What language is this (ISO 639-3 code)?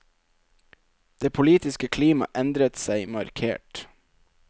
nor